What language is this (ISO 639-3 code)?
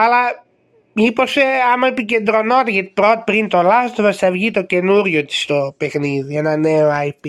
ell